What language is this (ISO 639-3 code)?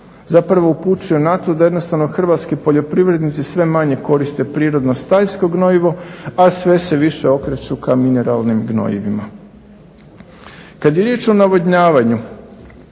hrv